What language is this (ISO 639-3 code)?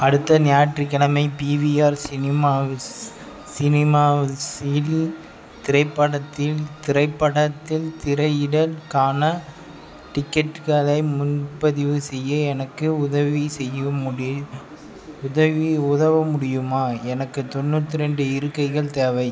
tam